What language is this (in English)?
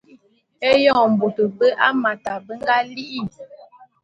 Bulu